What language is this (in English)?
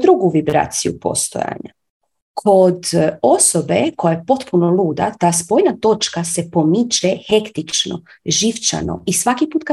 Croatian